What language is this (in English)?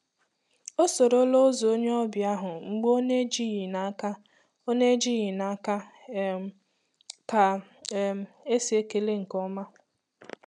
Igbo